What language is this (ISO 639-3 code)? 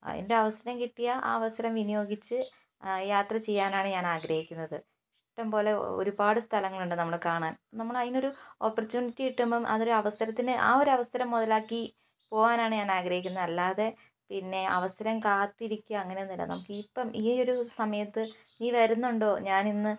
mal